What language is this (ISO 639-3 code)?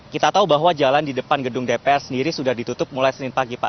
ind